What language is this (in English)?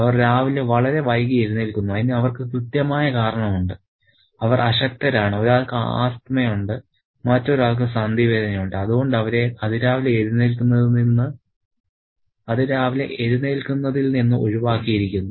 Malayalam